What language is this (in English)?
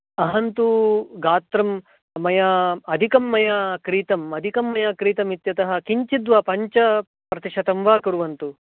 Sanskrit